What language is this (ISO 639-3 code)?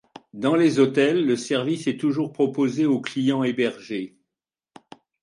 fra